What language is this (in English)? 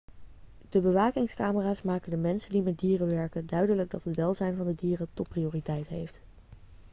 Dutch